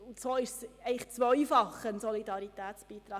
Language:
Swiss German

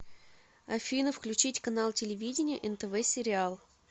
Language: Russian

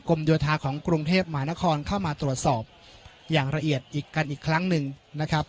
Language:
Thai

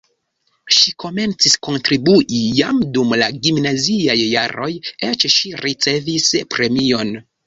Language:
Esperanto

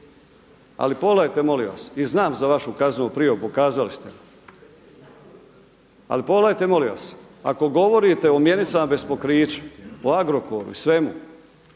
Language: Croatian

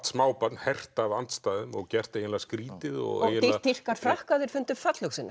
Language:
Icelandic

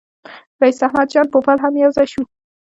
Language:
Pashto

